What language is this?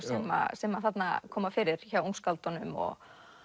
Icelandic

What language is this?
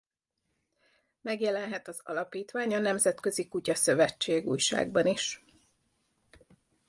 Hungarian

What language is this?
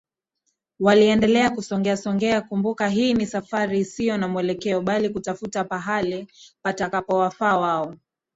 Swahili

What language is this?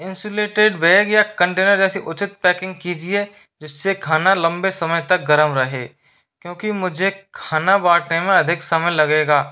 Hindi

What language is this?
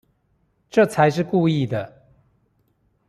Chinese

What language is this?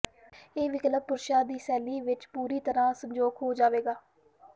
Punjabi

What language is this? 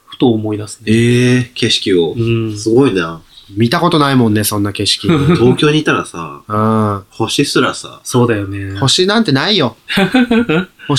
Japanese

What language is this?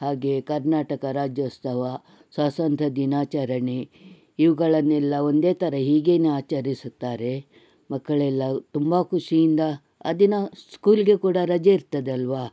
Kannada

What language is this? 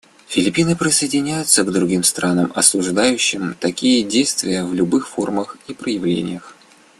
Russian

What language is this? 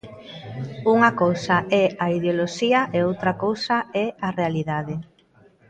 Galician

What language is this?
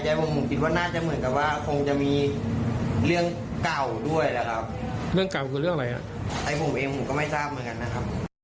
Thai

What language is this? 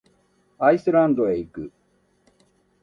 Japanese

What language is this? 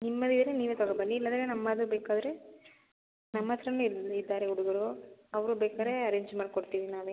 Kannada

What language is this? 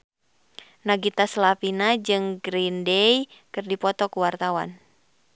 Sundanese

